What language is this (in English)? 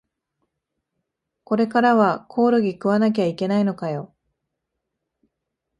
Japanese